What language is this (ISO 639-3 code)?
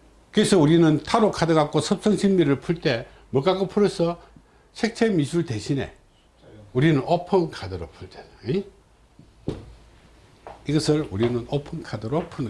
kor